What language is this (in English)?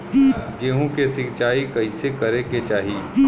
Bhojpuri